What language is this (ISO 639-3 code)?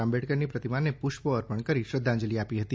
guj